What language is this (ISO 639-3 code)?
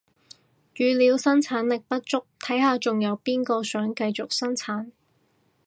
yue